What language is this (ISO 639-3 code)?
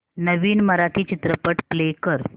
mar